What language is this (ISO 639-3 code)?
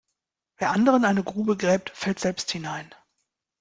deu